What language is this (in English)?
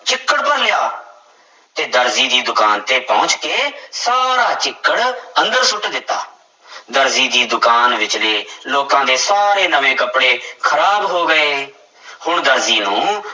Punjabi